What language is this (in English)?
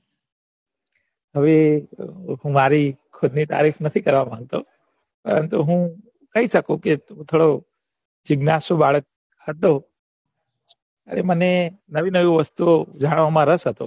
Gujarati